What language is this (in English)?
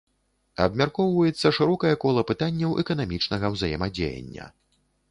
Belarusian